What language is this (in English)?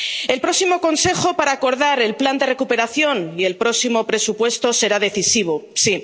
Spanish